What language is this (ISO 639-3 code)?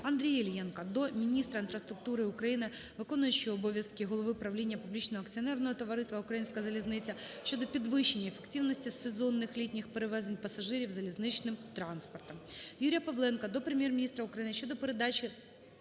ukr